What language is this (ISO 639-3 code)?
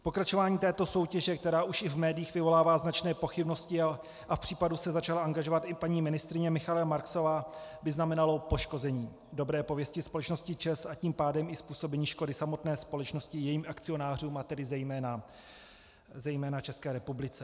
ces